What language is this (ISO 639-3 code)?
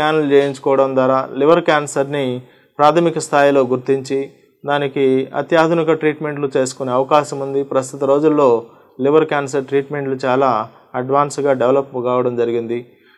tel